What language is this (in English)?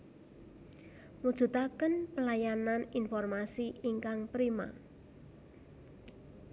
Javanese